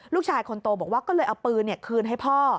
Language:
Thai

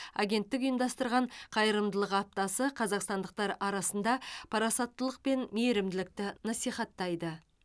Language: Kazakh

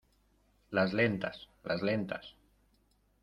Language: Spanish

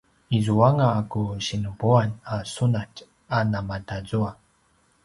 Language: Paiwan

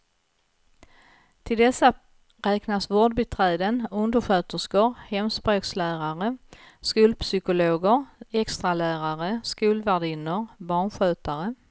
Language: Swedish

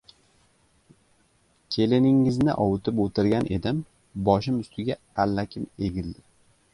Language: Uzbek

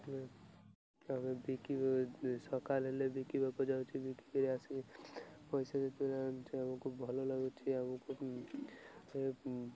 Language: Odia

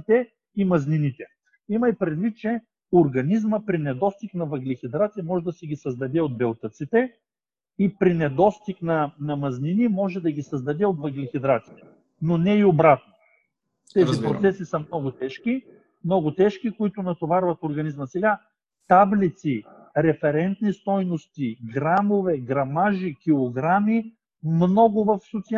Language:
Bulgarian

